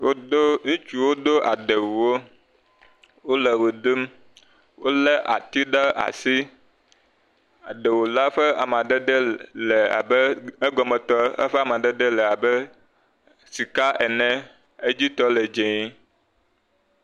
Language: Ewe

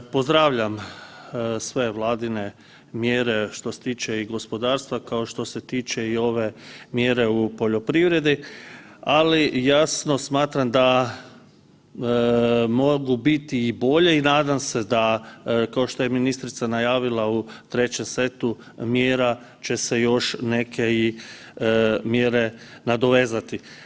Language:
Croatian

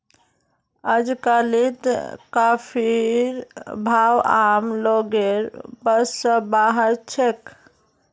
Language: Magahi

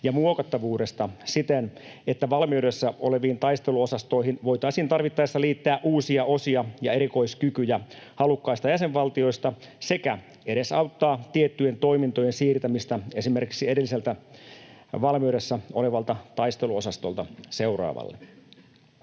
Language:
Finnish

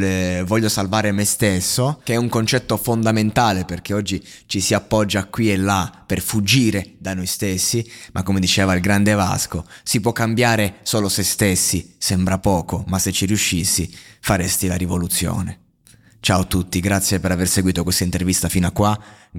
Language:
Italian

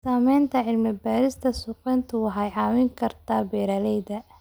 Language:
Somali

